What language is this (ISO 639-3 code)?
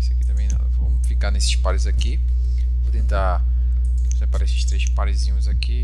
por